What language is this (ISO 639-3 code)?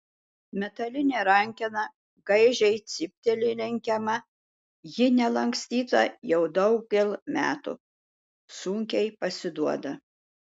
lit